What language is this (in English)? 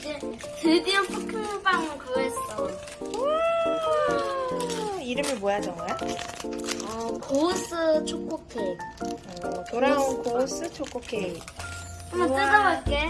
Korean